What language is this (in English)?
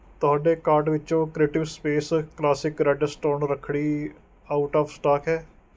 Punjabi